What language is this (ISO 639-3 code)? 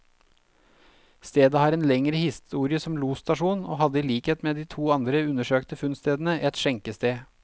nor